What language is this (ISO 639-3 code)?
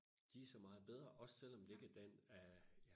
dan